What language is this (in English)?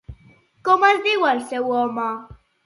Catalan